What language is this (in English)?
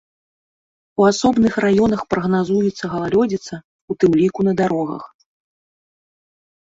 Belarusian